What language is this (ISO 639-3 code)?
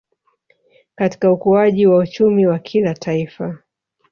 swa